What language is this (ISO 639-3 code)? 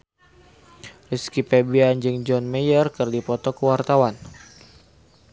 sun